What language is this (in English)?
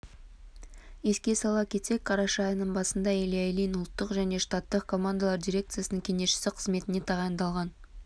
Kazakh